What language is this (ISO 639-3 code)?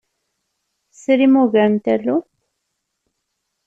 kab